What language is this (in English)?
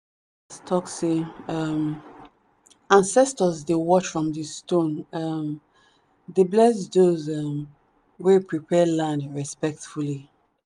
Nigerian Pidgin